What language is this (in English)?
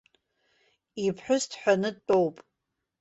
Abkhazian